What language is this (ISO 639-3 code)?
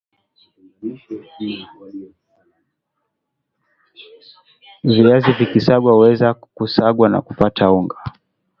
swa